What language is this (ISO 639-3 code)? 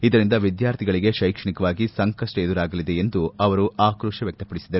kan